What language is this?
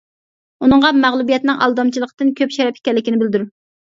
Uyghur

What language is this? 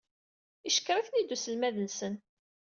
Kabyle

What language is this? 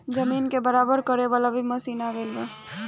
Bhojpuri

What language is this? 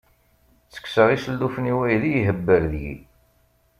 Kabyle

